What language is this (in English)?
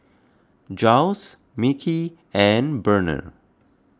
English